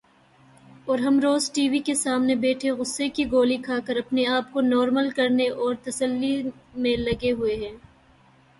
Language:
Urdu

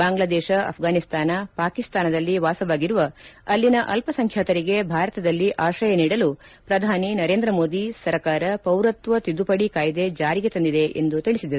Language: Kannada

